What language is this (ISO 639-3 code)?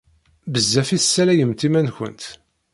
kab